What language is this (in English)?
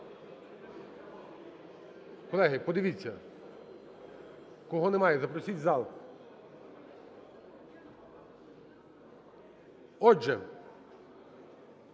Ukrainian